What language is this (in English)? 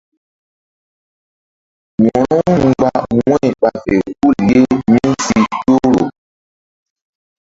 Mbum